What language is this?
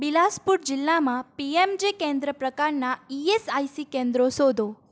Gujarati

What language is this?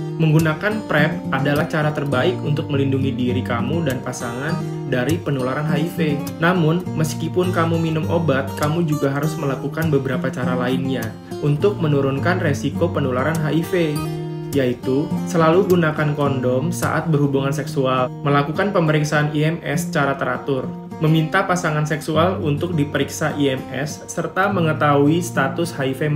Indonesian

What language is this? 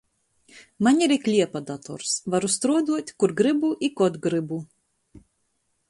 Latgalian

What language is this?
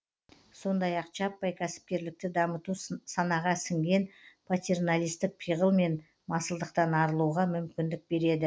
Kazakh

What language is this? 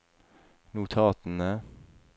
Norwegian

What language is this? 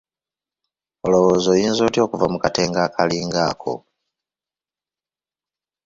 Ganda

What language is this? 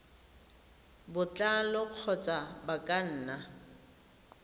Tswana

